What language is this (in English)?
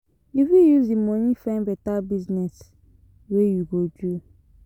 Nigerian Pidgin